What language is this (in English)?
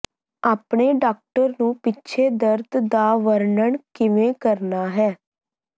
Punjabi